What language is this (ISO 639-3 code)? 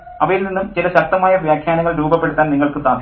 mal